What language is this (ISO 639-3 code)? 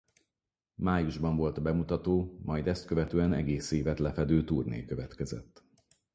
hun